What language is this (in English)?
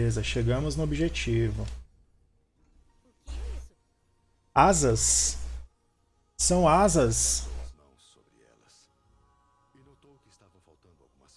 Portuguese